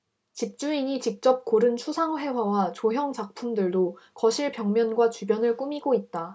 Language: Korean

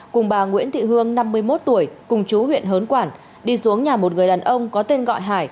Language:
Vietnamese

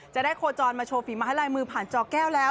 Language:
Thai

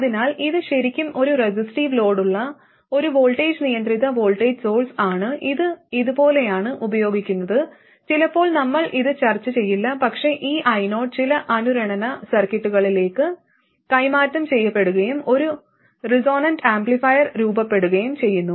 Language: Malayalam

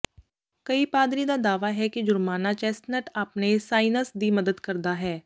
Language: Punjabi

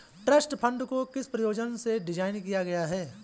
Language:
Hindi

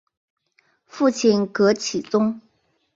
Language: Chinese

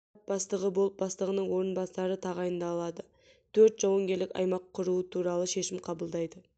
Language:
Kazakh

